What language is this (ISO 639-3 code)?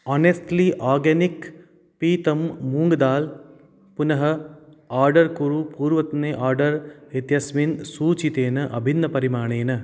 san